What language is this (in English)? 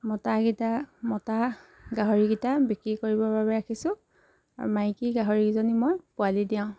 Assamese